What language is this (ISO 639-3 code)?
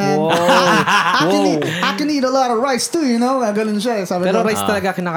fil